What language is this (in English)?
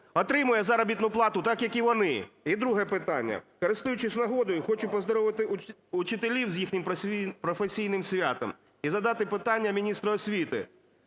Ukrainian